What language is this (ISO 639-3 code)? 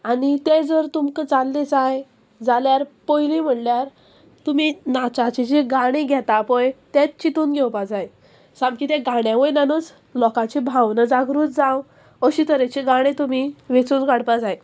kok